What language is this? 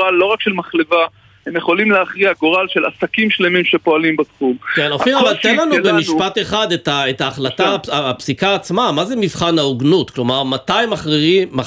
Hebrew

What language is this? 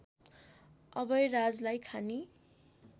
Nepali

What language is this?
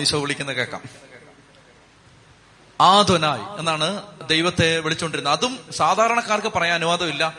Malayalam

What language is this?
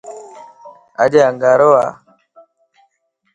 Lasi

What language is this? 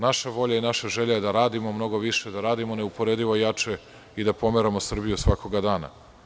Serbian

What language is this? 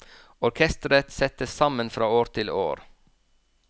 Norwegian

